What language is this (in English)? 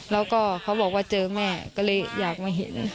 Thai